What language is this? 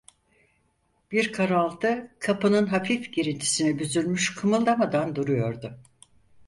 Turkish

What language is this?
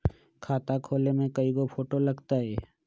Magahi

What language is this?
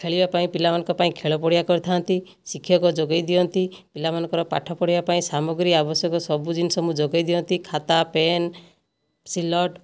Odia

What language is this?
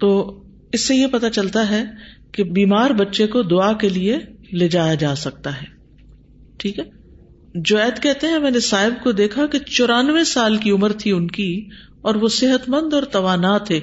Urdu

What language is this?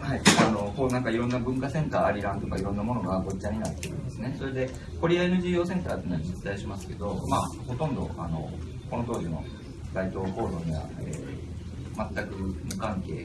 Japanese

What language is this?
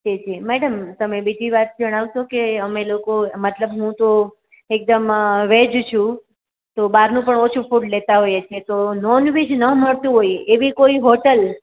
Gujarati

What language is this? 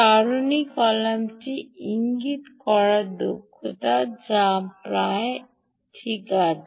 Bangla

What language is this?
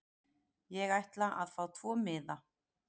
Icelandic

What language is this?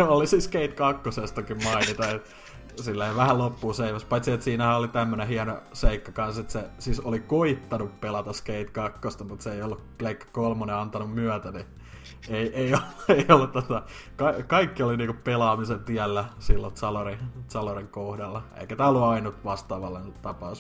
Finnish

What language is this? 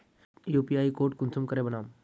Magahi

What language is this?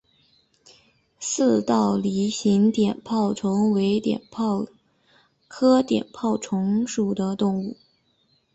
Chinese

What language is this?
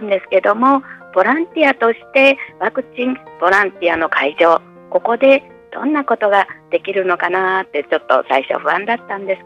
Japanese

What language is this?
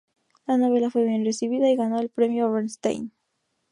Spanish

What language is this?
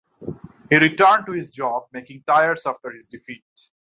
English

